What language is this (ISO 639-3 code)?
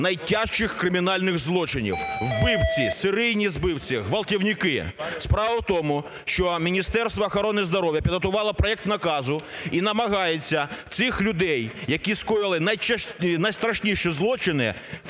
ukr